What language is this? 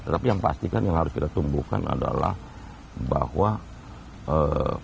Indonesian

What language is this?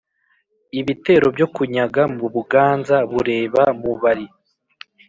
Kinyarwanda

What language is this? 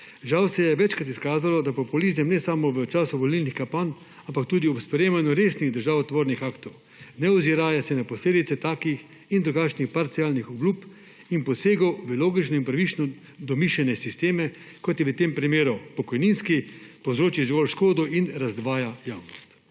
Slovenian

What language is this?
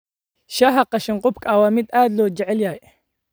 Somali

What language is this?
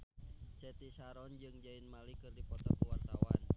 Sundanese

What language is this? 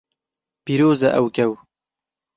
Kurdish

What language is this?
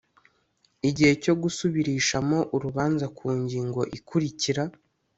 Kinyarwanda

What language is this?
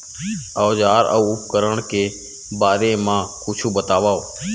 Chhattisgarhi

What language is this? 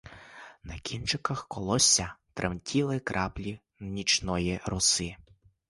Ukrainian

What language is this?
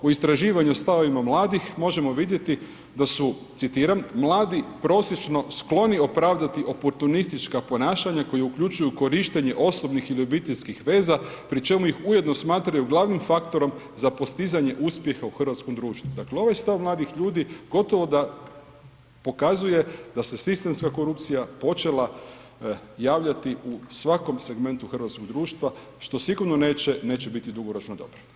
Croatian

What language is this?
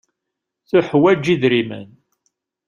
Kabyle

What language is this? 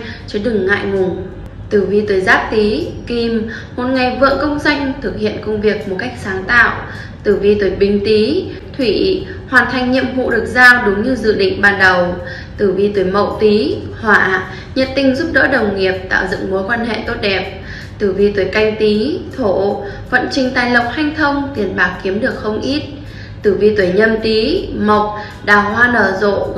Vietnamese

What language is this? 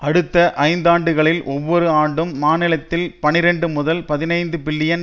Tamil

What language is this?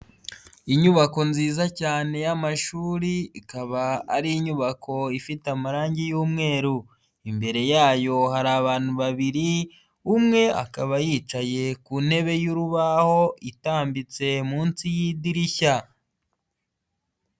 Kinyarwanda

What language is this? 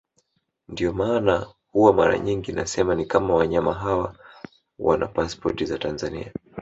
Swahili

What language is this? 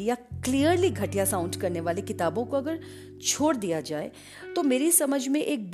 Hindi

